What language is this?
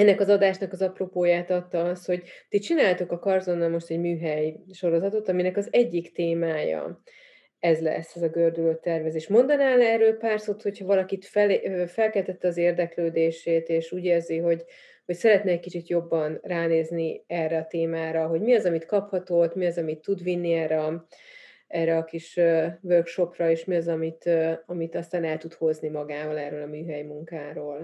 Hungarian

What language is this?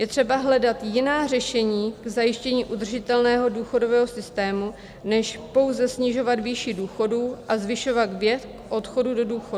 Czech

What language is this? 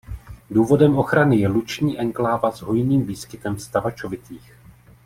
Czech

